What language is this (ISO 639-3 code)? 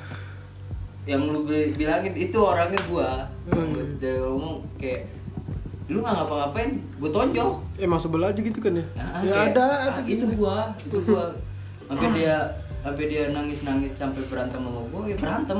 ind